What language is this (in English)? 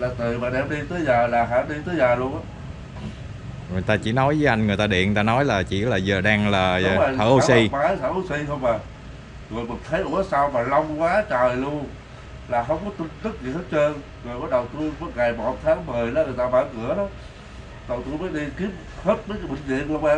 Vietnamese